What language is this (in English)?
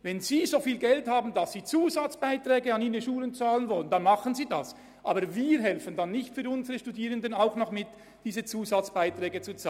Swiss German